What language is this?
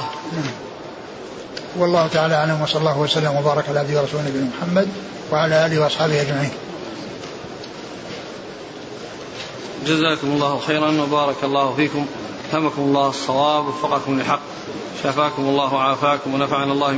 Arabic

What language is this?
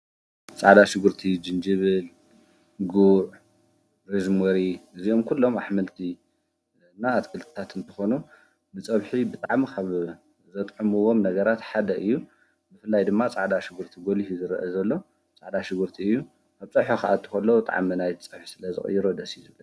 Tigrinya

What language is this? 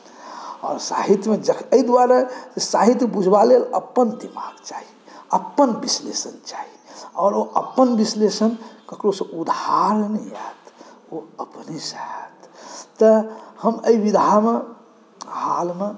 Maithili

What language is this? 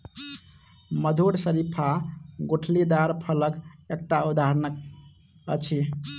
Maithili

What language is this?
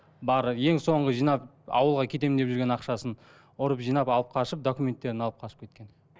Kazakh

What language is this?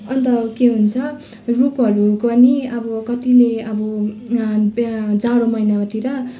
Nepali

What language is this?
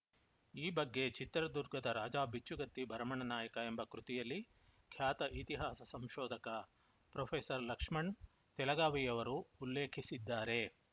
Kannada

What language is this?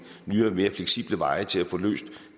Danish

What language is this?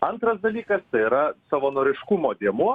Lithuanian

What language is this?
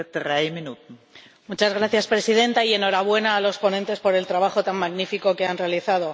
Spanish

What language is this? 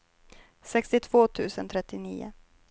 Swedish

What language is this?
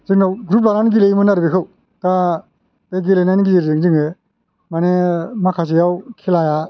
Bodo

